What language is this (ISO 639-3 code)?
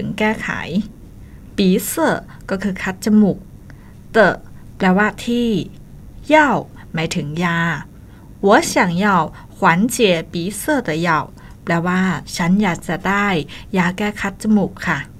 tha